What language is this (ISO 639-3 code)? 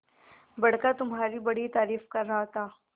hin